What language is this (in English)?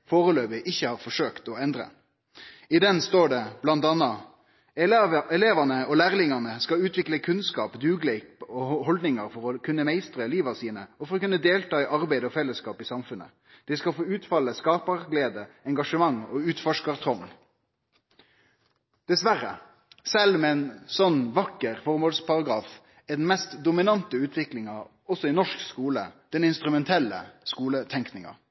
Norwegian Nynorsk